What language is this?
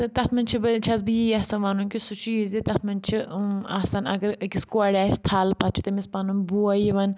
Kashmiri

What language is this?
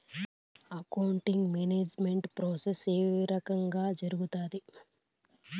Telugu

